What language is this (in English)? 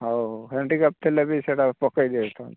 Odia